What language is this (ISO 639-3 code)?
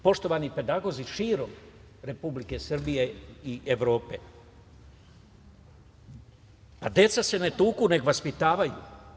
srp